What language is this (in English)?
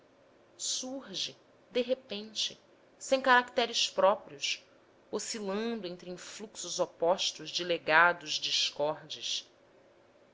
Portuguese